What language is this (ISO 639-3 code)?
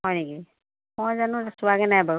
asm